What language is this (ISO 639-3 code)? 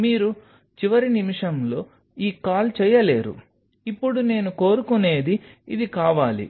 tel